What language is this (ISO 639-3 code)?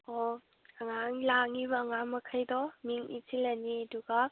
mni